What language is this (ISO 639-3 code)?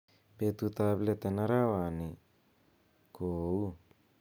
kln